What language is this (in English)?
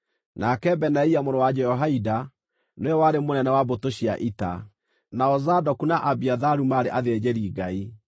Kikuyu